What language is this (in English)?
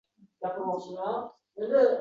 Uzbek